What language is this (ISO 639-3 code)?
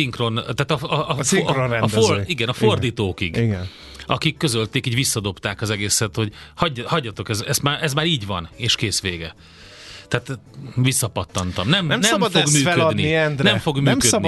hun